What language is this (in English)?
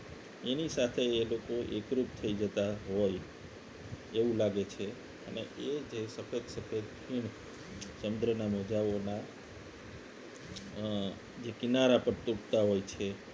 Gujarati